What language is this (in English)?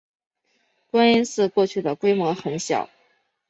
Chinese